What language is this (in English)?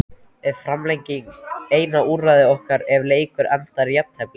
Icelandic